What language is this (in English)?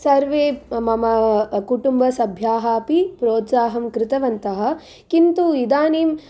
Sanskrit